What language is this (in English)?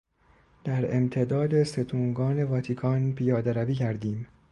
Persian